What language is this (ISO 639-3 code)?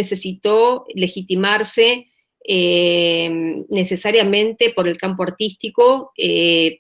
spa